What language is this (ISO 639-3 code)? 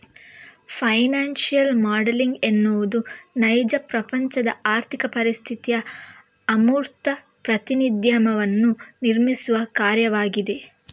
kan